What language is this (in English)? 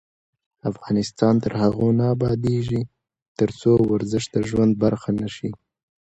Pashto